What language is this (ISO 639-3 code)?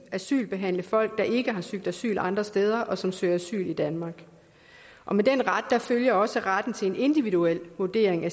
dan